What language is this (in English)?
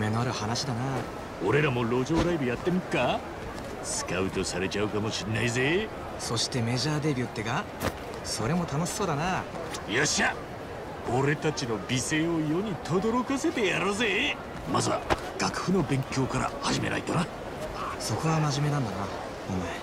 Japanese